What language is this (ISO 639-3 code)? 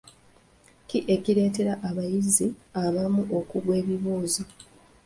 lug